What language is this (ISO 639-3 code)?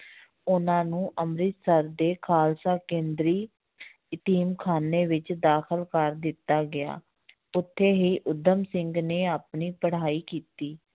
pan